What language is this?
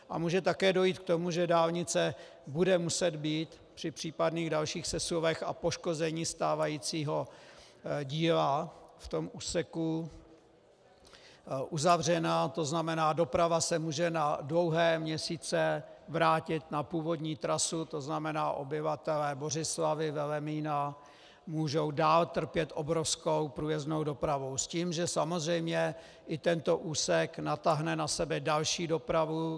Czech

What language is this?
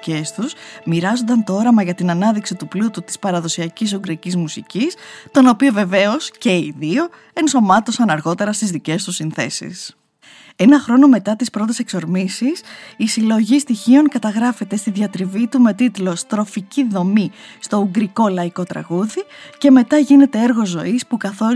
Greek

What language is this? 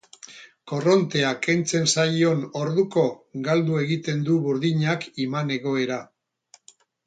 Basque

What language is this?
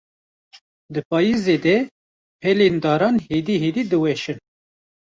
Kurdish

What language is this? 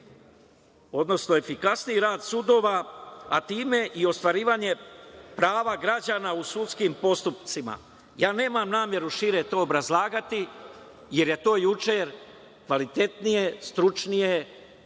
Serbian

